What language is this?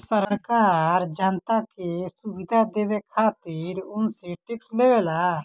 Bhojpuri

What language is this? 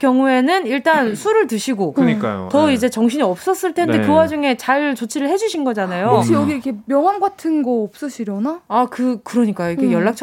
Korean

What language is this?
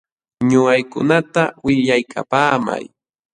Jauja Wanca Quechua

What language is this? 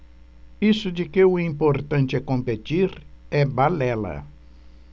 Portuguese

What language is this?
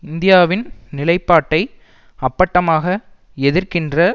Tamil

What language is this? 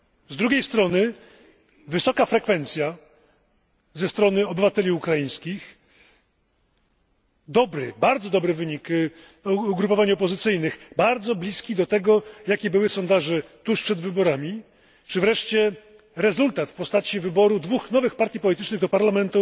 Polish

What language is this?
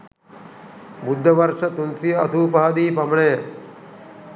Sinhala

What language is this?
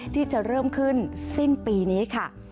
Thai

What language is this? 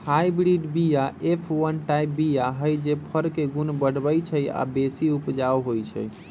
Magahi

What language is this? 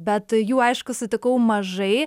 Lithuanian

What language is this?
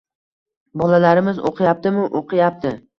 Uzbek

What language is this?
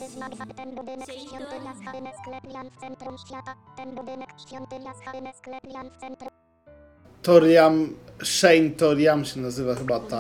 Polish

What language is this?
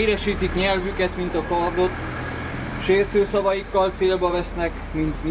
Hungarian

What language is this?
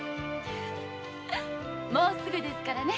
Japanese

